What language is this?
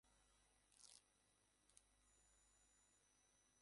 Bangla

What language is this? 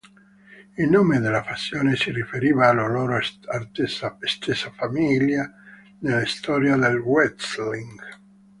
Italian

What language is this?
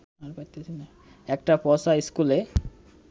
Bangla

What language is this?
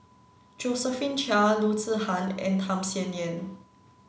English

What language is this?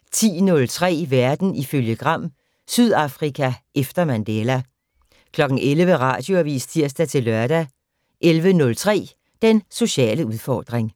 Danish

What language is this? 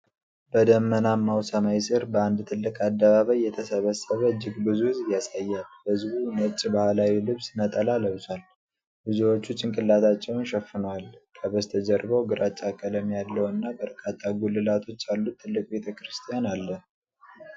Amharic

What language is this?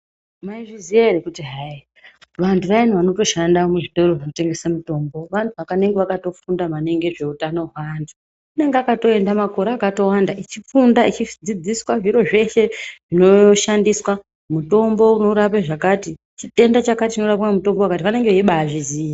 Ndau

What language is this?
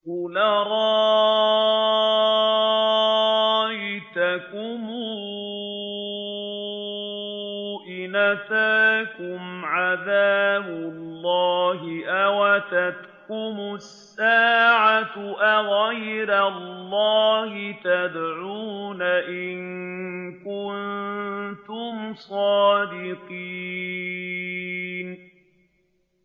Arabic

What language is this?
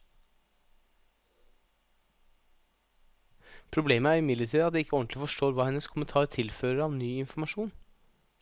Norwegian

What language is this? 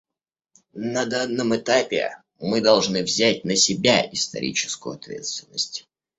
Russian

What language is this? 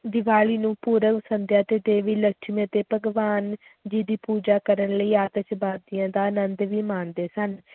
Punjabi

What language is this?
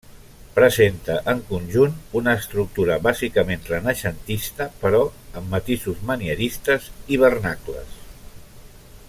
Catalan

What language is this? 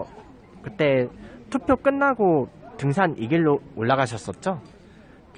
Korean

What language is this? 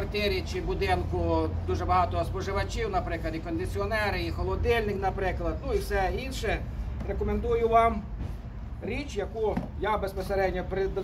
Ukrainian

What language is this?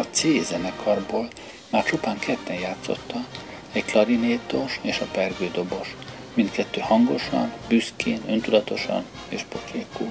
Hungarian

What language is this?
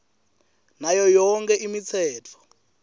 Swati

